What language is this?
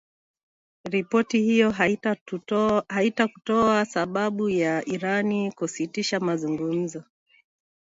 Swahili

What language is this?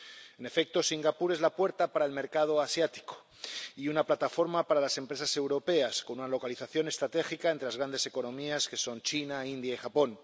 Spanish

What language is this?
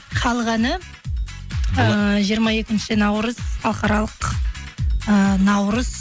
Kazakh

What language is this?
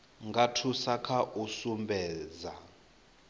Venda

